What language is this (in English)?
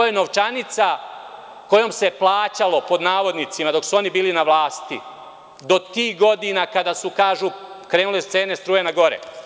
Serbian